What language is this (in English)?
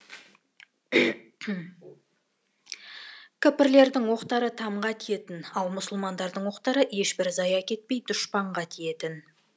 Kazakh